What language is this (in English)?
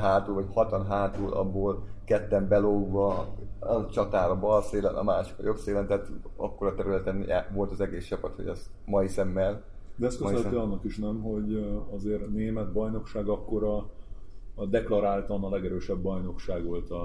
Hungarian